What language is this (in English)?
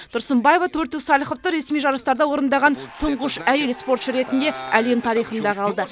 Kazakh